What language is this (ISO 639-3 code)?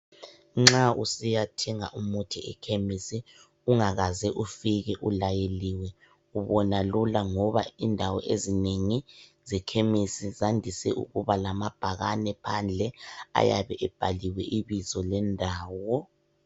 nde